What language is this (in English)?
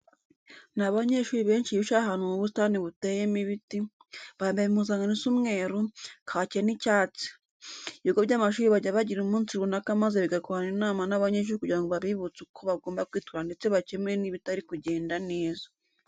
Kinyarwanda